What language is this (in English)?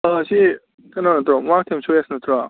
Manipuri